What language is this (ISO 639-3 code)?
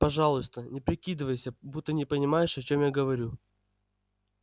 rus